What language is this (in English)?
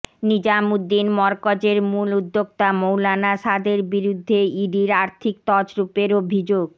Bangla